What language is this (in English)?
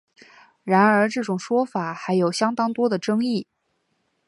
Chinese